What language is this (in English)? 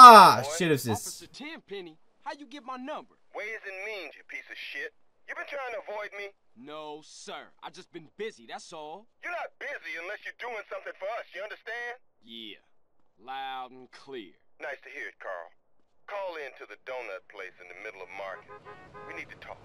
Turkish